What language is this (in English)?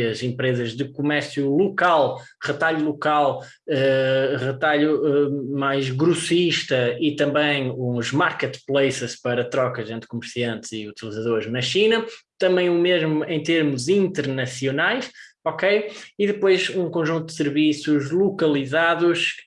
Portuguese